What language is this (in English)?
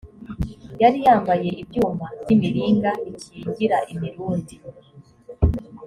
Kinyarwanda